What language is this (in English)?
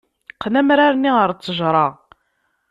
Kabyle